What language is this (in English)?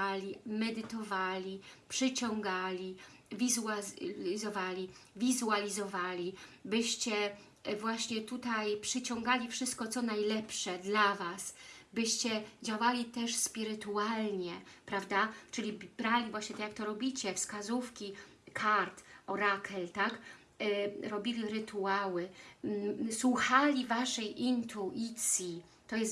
Polish